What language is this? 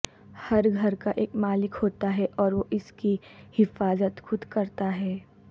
Urdu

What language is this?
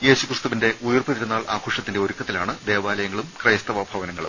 Malayalam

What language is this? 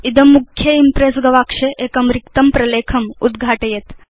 Sanskrit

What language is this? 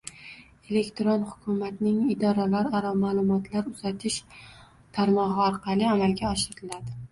Uzbek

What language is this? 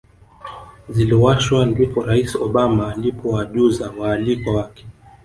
Swahili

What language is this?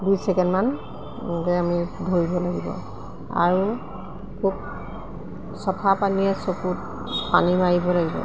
Assamese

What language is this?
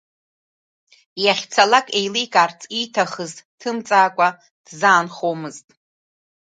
Abkhazian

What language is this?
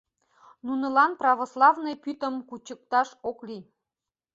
Mari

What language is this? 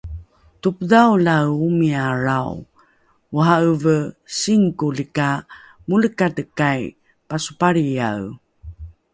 Rukai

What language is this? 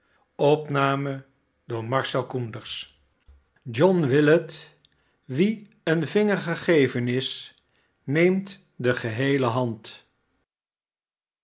Dutch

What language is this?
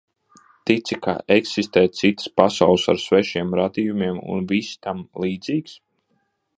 Latvian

